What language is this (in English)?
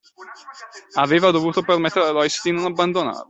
Italian